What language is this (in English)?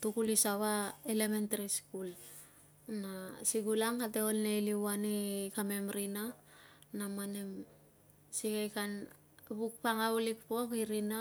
Tungag